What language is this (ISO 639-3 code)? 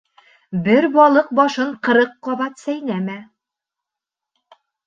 bak